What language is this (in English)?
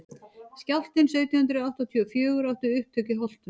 Icelandic